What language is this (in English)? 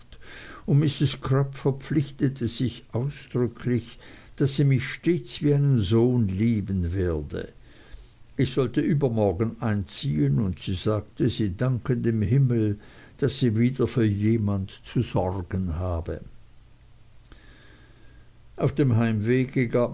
German